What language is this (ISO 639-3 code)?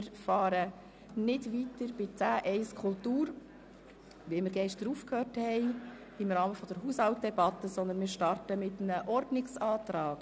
gsw